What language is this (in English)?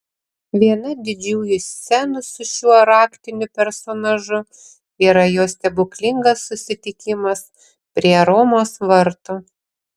Lithuanian